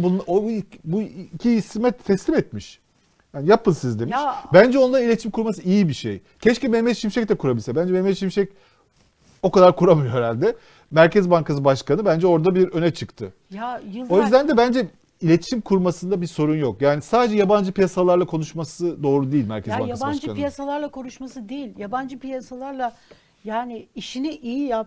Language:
Turkish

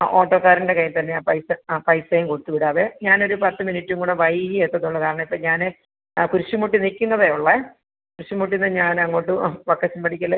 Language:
Malayalam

